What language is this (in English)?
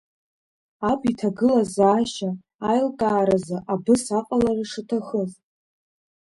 Abkhazian